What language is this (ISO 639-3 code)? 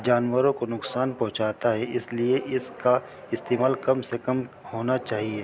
urd